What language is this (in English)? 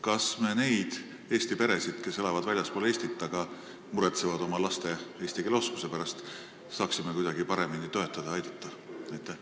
Estonian